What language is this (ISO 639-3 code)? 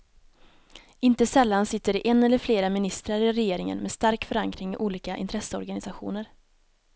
swe